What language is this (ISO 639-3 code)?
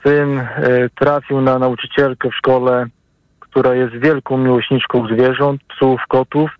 pol